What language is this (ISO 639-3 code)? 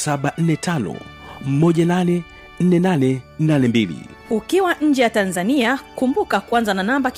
swa